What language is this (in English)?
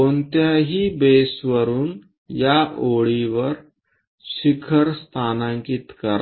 Marathi